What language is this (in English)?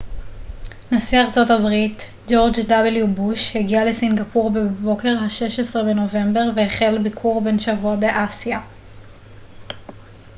Hebrew